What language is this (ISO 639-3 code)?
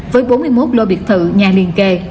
vie